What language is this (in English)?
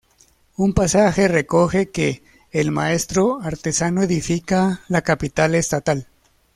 Spanish